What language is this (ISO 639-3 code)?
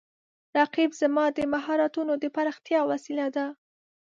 pus